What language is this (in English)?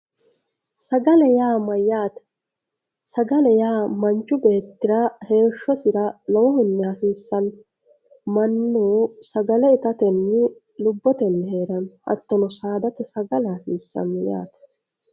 Sidamo